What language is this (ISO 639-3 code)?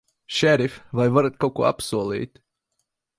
lav